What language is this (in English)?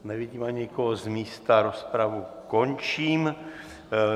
Czech